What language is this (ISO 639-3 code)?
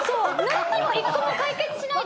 jpn